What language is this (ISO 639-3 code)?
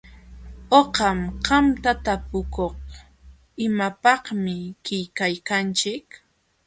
qxw